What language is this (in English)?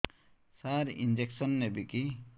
Odia